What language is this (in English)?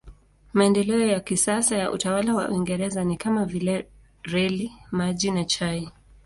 Swahili